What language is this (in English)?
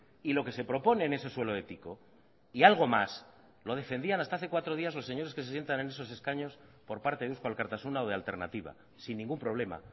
Spanish